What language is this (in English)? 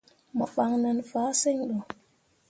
Mundang